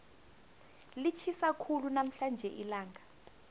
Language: South Ndebele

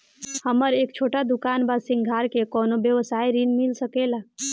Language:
Bhojpuri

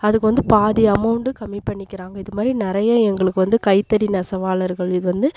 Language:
Tamil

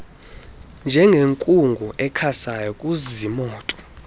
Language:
Xhosa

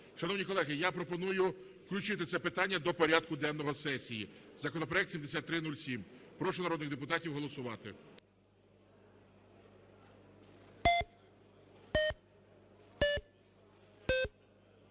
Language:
Ukrainian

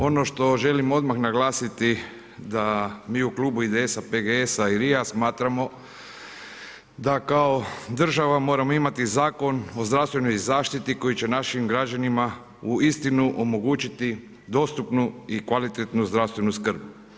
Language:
Croatian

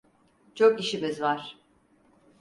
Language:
Turkish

